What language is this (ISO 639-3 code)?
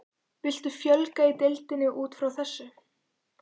isl